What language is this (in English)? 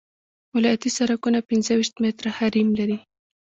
Pashto